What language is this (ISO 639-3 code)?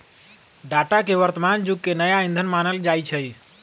mag